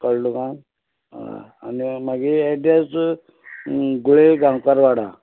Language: Konkani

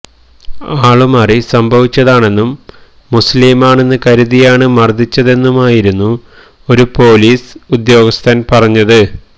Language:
Malayalam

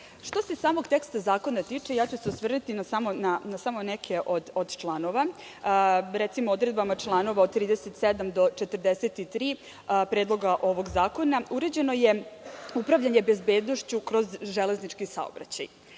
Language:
Serbian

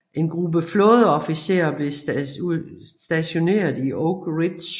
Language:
Danish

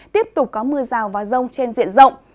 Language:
Vietnamese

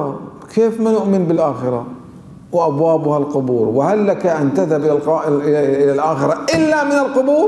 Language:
Arabic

